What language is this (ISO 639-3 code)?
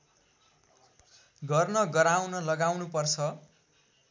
nep